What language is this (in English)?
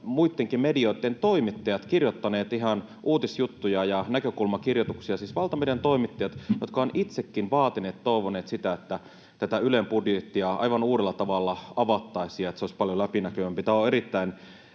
Finnish